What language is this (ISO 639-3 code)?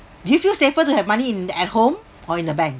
eng